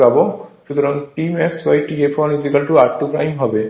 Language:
Bangla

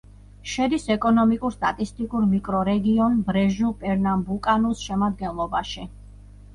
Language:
Georgian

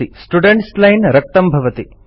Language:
Sanskrit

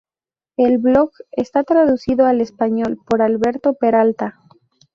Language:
Spanish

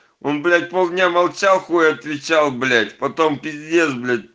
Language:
Russian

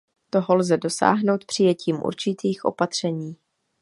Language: Czech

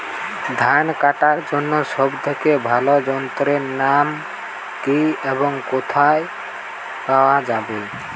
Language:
Bangla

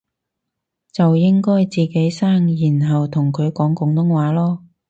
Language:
Cantonese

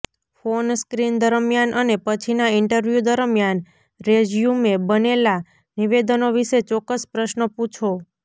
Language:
Gujarati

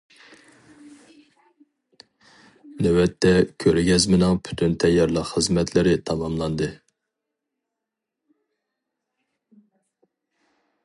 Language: Uyghur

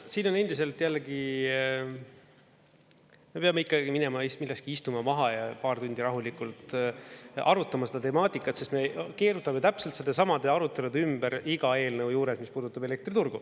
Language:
Estonian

